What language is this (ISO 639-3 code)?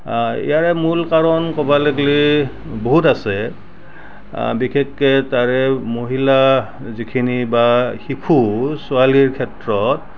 asm